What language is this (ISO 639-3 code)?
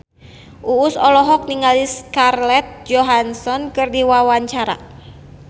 sun